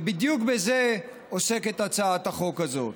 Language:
Hebrew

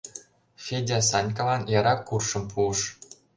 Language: Mari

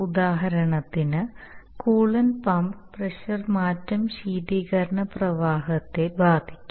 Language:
Malayalam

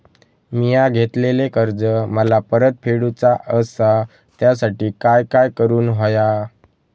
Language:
Marathi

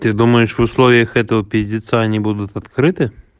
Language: Russian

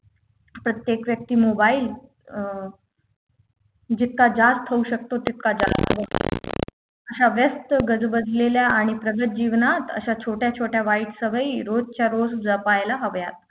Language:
Marathi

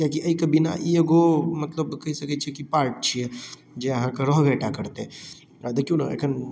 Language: Maithili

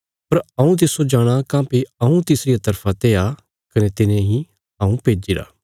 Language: Bilaspuri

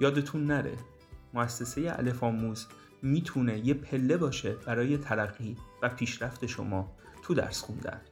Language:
Persian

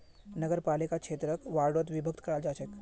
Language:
Magahi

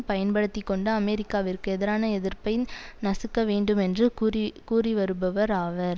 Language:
Tamil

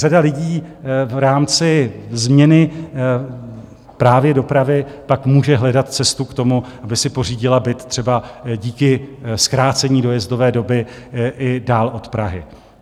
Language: Czech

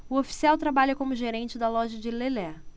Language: Portuguese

